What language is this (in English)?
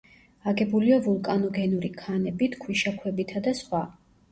Georgian